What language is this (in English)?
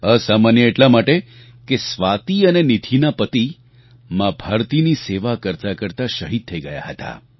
Gujarati